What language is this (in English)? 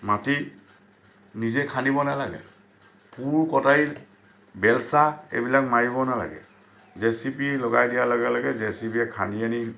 Assamese